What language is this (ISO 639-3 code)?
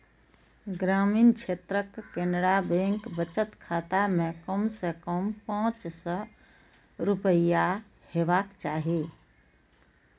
mai